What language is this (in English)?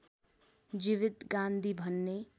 Nepali